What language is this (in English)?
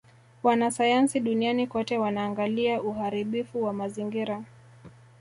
Swahili